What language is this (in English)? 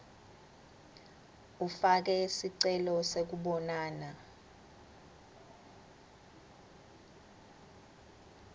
Swati